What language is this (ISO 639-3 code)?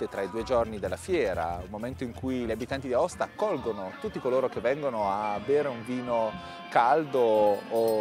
ita